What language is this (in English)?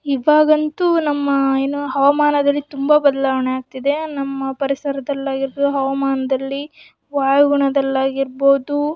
Kannada